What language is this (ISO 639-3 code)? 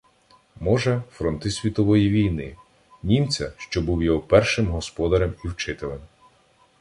ukr